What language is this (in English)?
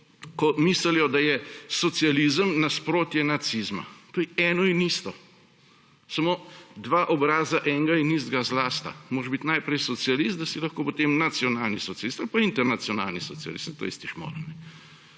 Slovenian